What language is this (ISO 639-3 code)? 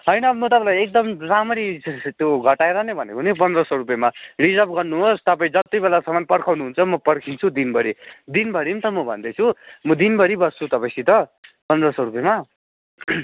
nep